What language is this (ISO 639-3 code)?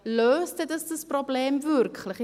gsw